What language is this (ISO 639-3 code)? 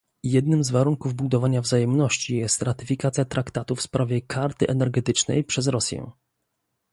pol